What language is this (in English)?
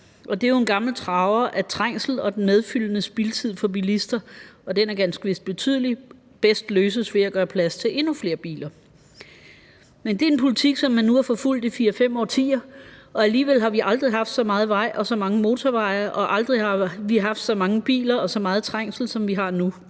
Danish